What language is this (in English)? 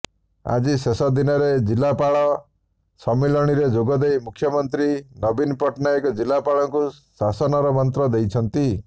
Odia